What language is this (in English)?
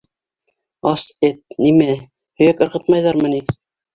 Bashkir